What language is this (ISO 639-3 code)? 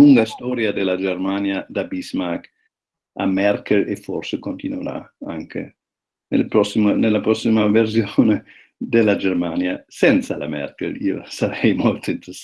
ita